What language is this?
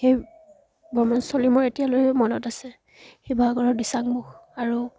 Assamese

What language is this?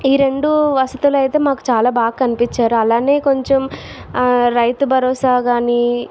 Telugu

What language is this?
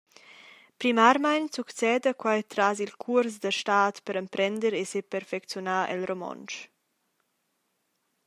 Romansh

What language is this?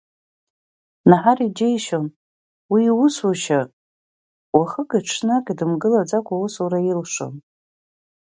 Abkhazian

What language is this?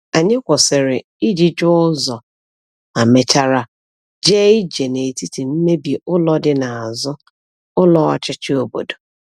Igbo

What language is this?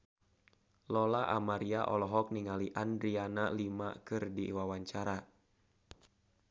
Sundanese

